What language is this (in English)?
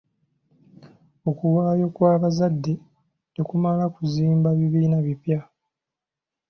Ganda